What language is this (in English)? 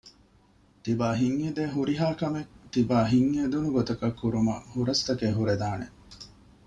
Divehi